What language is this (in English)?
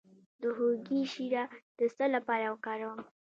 Pashto